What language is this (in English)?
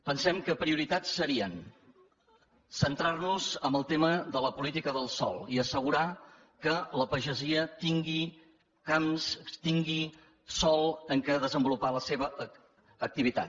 Catalan